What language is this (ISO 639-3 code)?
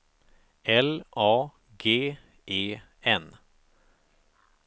swe